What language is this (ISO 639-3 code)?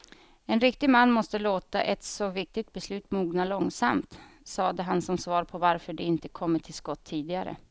swe